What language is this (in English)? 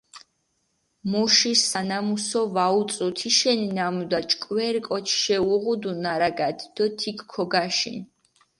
Mingrelian